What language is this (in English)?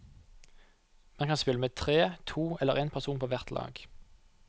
Norwegian